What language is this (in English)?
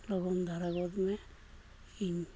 Santali